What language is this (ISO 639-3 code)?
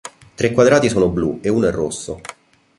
ita